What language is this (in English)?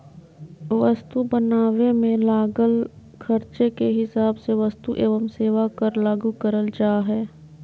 Magahi